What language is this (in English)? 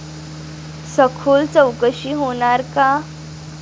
Marathi